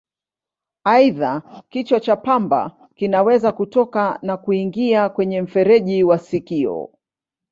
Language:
Swahili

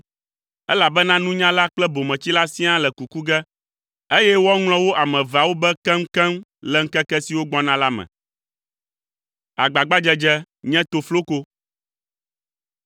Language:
Ewe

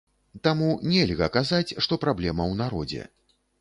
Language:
Belarusian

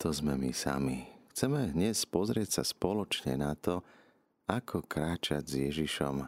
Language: Slovak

